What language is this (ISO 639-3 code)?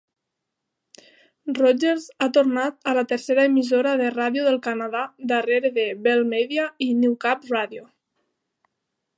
cat